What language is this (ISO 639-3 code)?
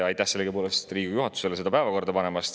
est